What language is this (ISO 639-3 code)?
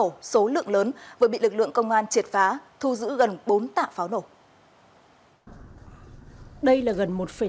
vie